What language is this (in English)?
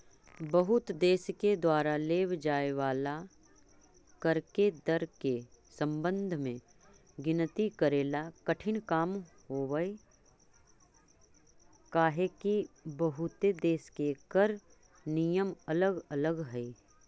Magahi